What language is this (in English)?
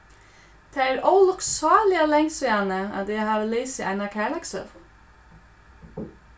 Faroese